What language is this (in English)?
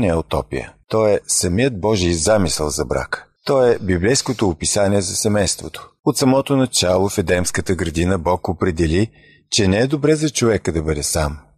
Bulgarian